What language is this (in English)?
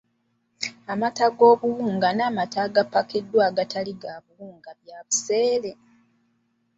Ganda